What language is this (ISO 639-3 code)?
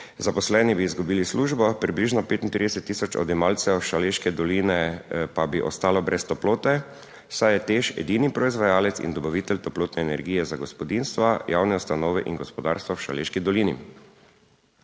slv